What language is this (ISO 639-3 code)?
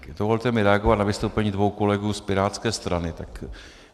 ces